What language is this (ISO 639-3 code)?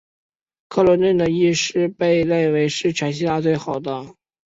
zho